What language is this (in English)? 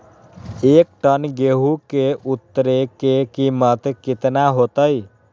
Magahi